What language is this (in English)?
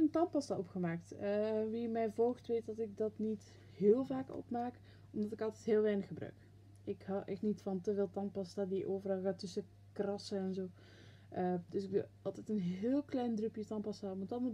Dutch